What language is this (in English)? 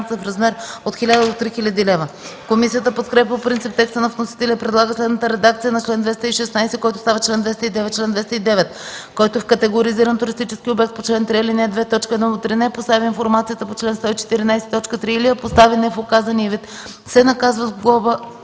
Bulgarian